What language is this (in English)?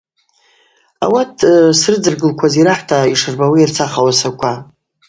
Abaza